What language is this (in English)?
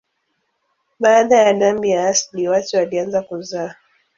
Swahili